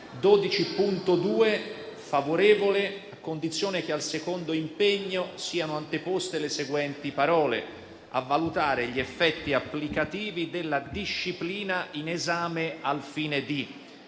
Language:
Italian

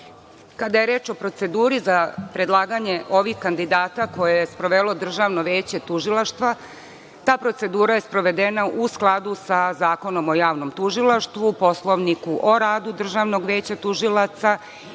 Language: Serbian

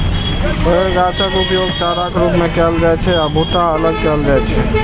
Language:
Maithili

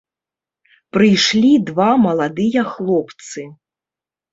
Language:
Belarusian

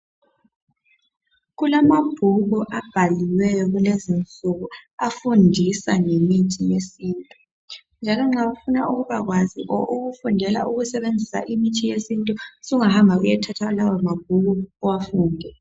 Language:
North Ndebele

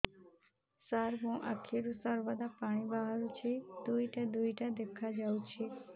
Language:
Odia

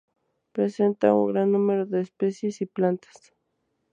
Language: Spanish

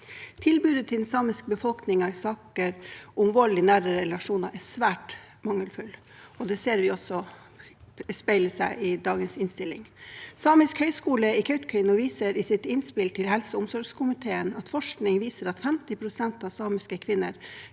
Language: Norwegian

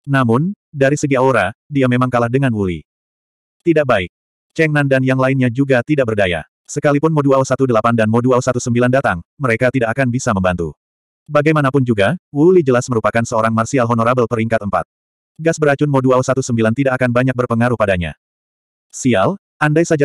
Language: Indonesian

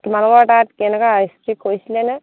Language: Assamese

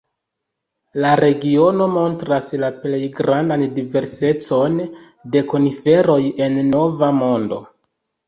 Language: Esperanto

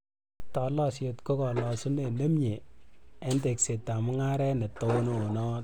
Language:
Kalenjin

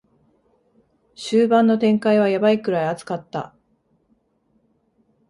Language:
Japanese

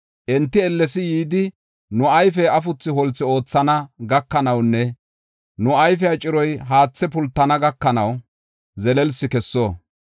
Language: Gofa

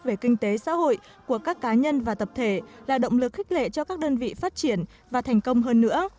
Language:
Vietnamese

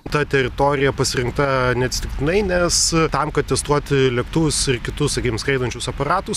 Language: Lithuanian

